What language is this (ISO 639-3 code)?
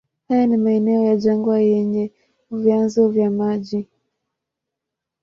swa